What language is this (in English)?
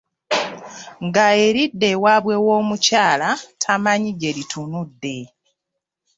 Ganda